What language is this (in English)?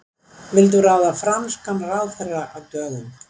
Icelandic